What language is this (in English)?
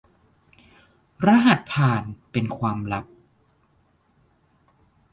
Thai